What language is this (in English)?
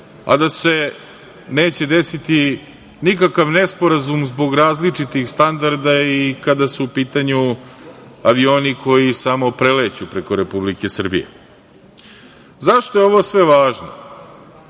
Serbian